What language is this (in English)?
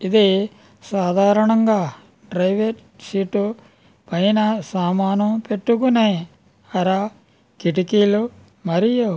Telugu